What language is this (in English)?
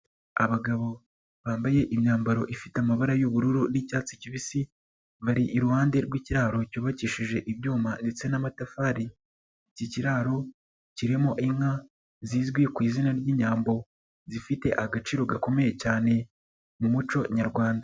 Kinyarwanda